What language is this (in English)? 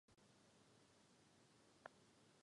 Czech